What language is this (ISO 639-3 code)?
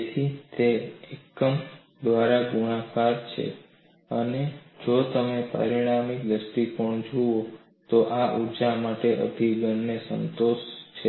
guj